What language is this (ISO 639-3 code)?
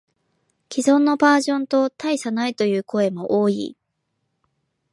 jpn